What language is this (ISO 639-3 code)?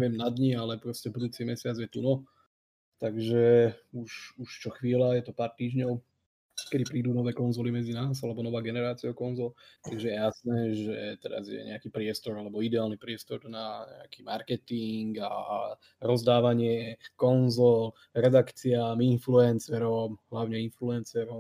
slk